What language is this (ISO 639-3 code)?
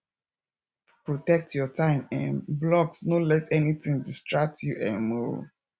pcm